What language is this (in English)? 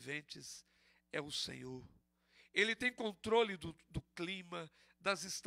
Portuguese